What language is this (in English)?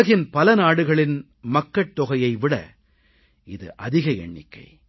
Tamil